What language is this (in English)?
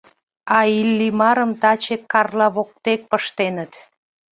Mari